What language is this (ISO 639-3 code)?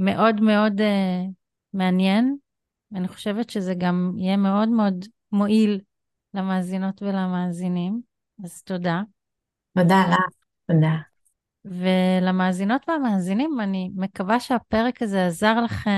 heb